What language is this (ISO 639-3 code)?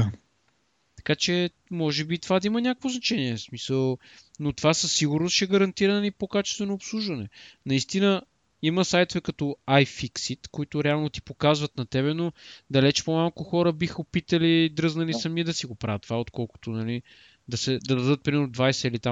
bul